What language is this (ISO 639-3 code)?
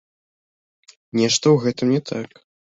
bel